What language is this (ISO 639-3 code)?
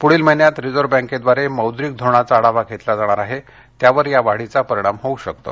mar